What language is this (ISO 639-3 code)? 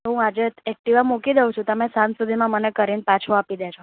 guj